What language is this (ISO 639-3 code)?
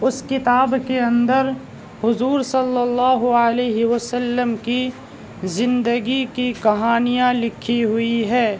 urd